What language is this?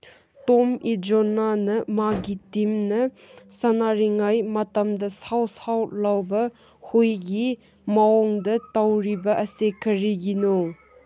Manipuri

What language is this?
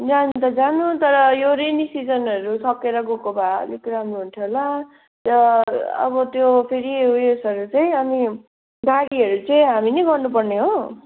Nepali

